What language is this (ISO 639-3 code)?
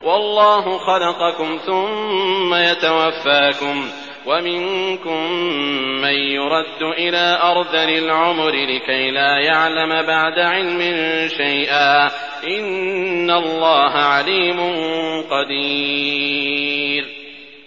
ara